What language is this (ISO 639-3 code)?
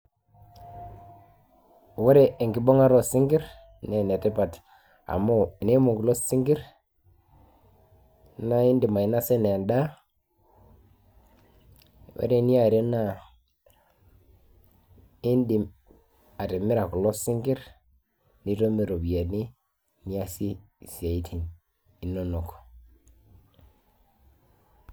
mas